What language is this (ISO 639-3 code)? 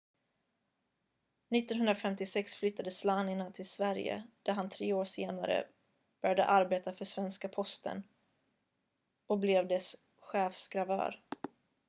swe